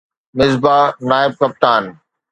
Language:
Sindhi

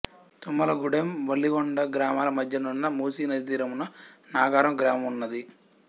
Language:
Telugu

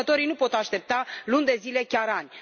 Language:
Romanian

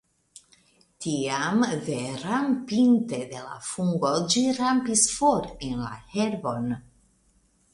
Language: Esperanto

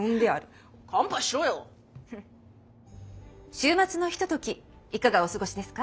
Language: Japanese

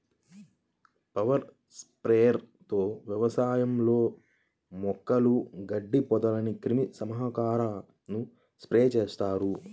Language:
Telugu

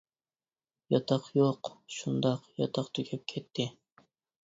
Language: Uyghur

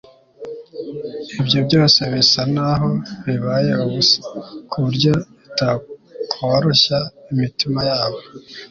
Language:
Kinyarwanda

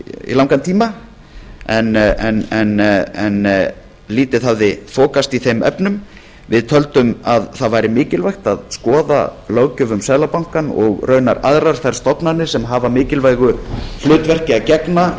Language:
Icelandic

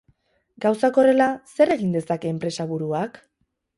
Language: Basque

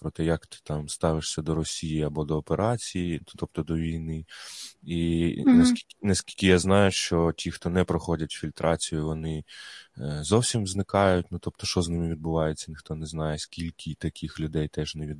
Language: Ukrainian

